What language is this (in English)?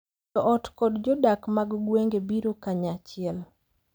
Luo (Kenya and Tanzania)